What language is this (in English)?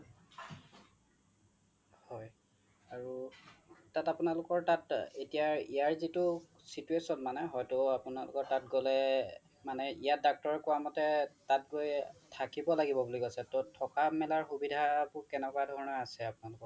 Assamese